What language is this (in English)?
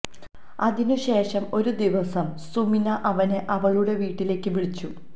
Malayalam